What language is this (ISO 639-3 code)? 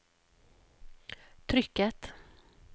nor